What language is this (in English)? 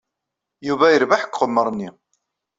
Kabyle